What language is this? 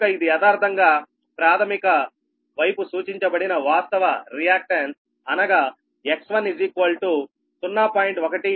Telugu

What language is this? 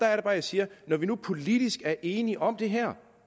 Danish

